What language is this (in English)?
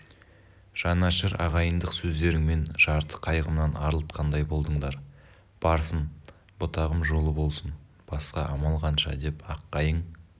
Kazakh